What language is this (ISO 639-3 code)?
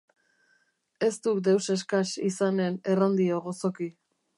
eus